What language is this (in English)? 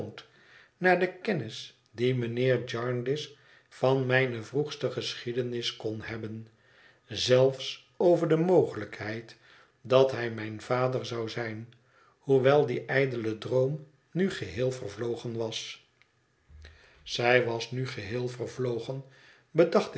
Dutch